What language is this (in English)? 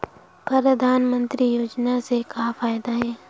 Chhattisgarhi